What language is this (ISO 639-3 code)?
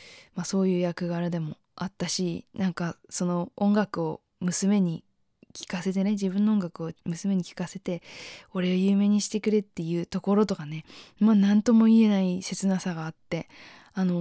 jpn